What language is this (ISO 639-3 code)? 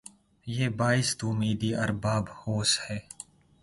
urd